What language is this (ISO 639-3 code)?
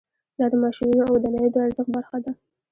pus